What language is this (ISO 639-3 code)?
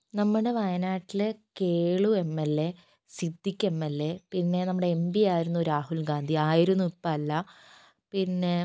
mal